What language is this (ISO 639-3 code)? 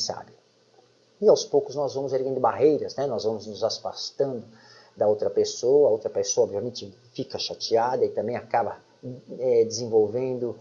por